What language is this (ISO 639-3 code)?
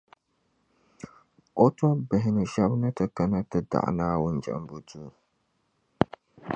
dag